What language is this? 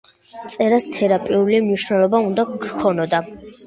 Georgian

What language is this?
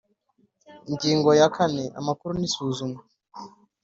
Kinyarwanda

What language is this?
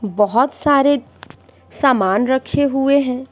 Hindi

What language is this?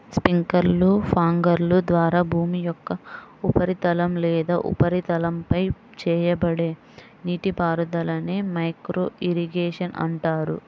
Telugu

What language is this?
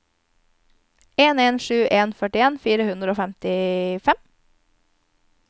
Norwegian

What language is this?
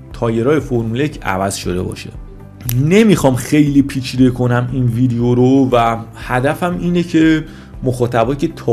Persian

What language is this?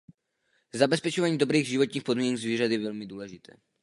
Czech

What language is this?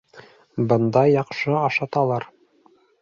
Bashkir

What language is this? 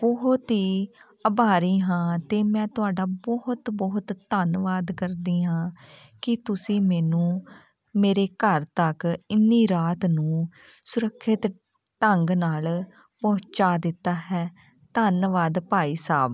Punjabi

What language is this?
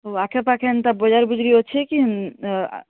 Odia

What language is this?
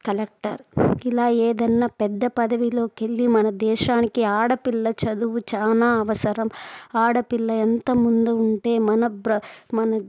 Telugu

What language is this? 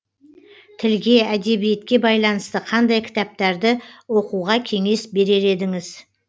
Kazakh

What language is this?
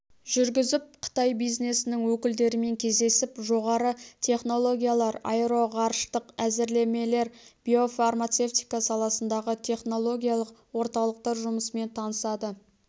Kazakh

